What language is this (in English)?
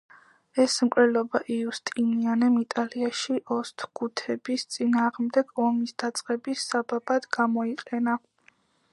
Georgian